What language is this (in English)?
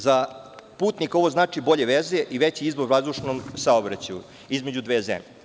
Serbian